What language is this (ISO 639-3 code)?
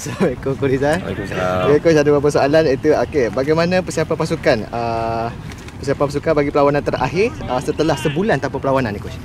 msa